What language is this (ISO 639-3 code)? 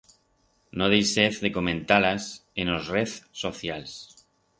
arg